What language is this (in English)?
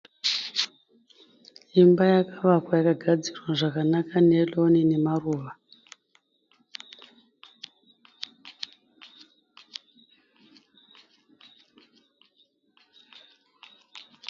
Shona